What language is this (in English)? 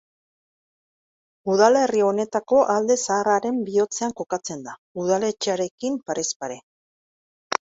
Basque